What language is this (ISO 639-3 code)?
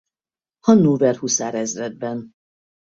hun